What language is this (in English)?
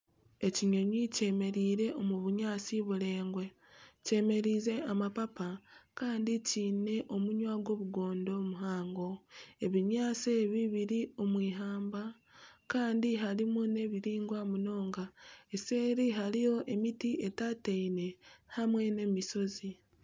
Nyankole